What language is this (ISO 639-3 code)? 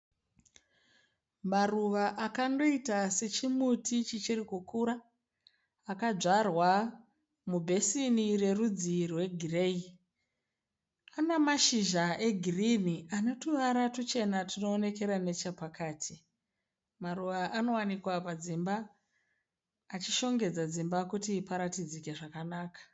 sna